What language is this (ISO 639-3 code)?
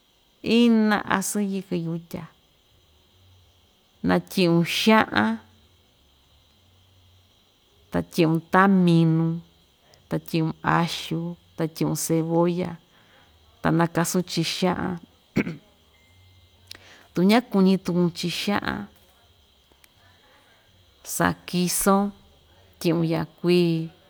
vmj